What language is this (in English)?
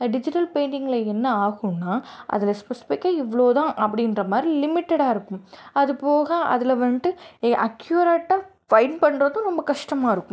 Tamil